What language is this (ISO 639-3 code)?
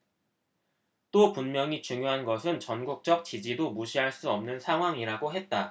kor